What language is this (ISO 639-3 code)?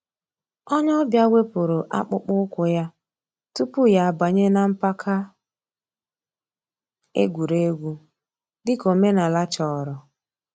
ibo